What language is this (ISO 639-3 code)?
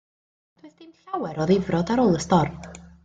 cym